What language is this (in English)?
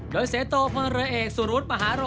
Thai